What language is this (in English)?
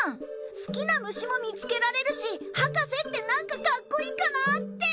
Japanese